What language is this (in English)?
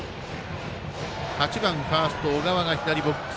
Japanese